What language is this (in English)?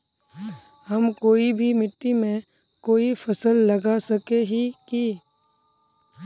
Magahi